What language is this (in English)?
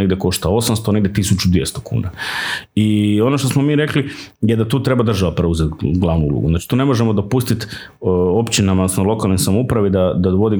Croatian